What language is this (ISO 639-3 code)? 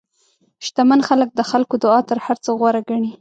pus